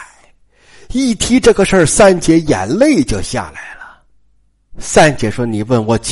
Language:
Chinese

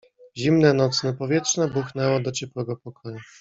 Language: Polish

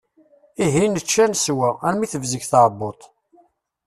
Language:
Kabyle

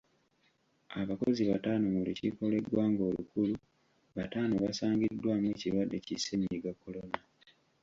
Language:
Ganda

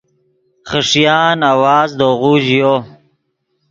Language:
Yidgha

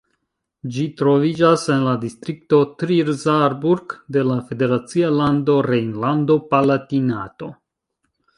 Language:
Esperanto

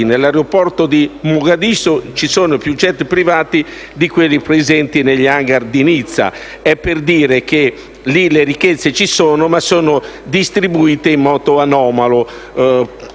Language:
Italian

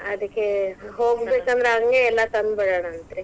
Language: Kannada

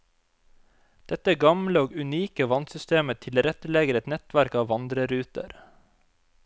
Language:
Norwegian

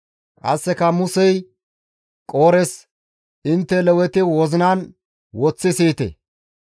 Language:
Gamo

